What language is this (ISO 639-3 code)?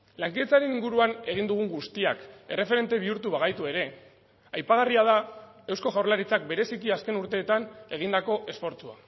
eus